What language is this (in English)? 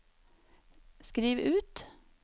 Norwegian